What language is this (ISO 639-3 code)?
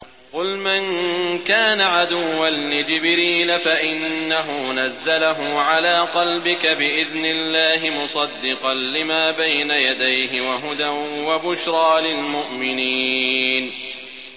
ara